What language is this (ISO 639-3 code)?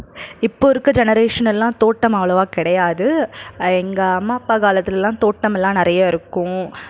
tam